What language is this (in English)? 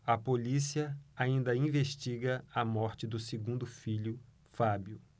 Portuguese